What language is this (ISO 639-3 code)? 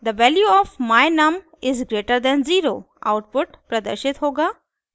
hin